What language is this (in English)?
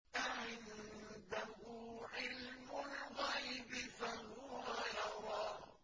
Arabic